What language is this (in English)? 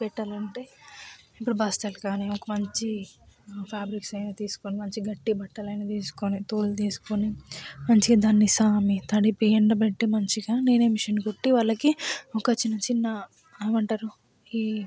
Telugu